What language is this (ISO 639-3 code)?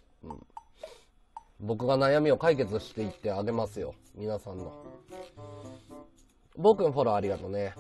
jpn